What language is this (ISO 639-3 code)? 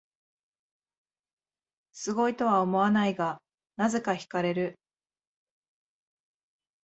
jpn